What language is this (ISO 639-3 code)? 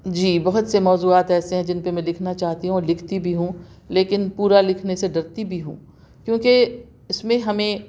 urd